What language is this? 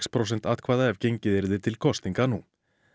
Icelandic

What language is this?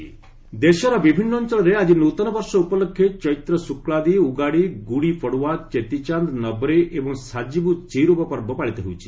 Odia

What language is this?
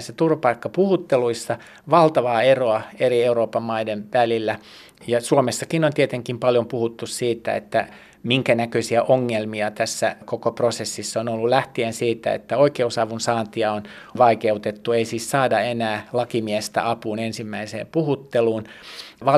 Finnish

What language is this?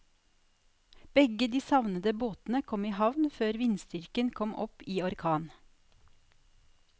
Norwegian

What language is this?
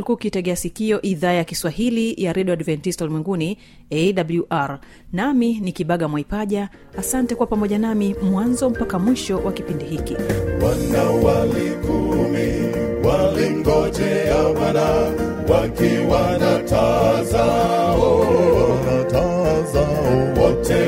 Swahili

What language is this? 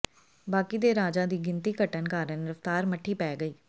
Punjabi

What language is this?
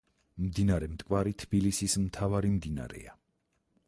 Georgian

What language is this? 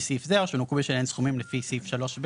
Hebrew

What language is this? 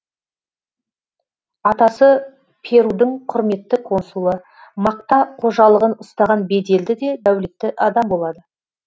Kazakh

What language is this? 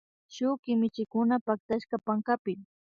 Imbabura Highland Quichua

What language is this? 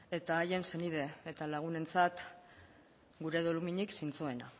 Basque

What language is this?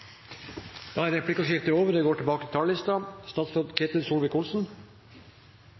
Norwegian Bokmål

